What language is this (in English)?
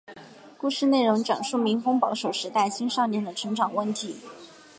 Chinese